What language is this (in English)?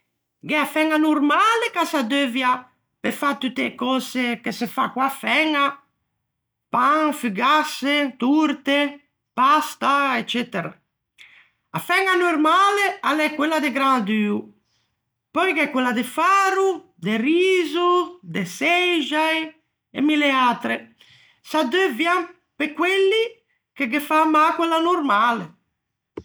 Ligurian